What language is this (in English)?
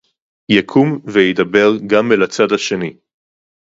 Hebrew